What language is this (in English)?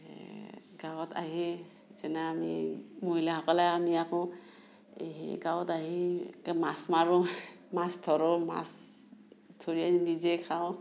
Assamese